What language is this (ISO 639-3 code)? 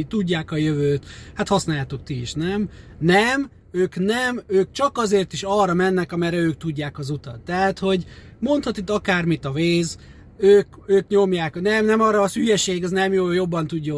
hun